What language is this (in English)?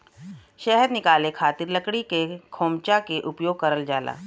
Bhojpuri